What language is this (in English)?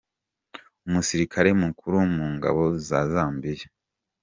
Kinyarwanda